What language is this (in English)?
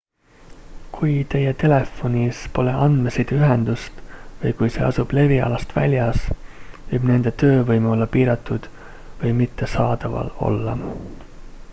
Estonian